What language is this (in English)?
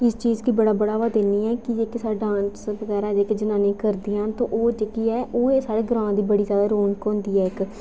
Dogri